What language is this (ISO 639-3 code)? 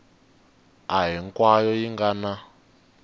tso